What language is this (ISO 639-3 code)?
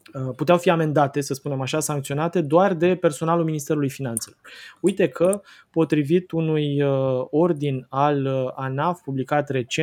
ron